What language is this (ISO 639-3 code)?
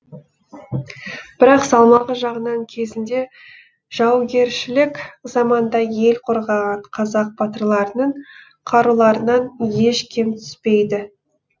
kaz